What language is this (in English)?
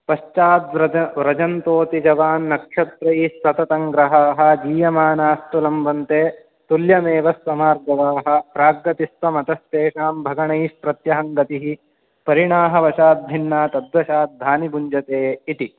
Sanskrit